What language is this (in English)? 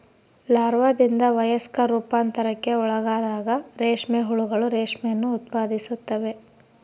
Kannada